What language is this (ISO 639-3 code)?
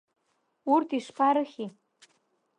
abk